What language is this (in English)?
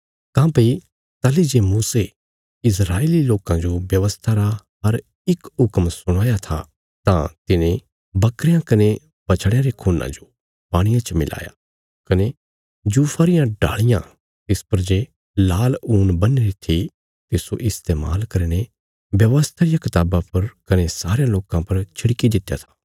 Bilaspuri